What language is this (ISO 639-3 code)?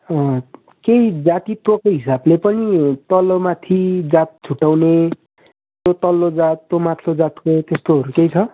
nep